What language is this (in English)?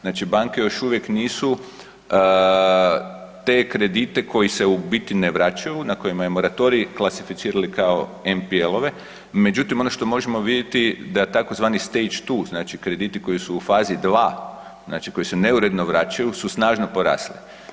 Croatian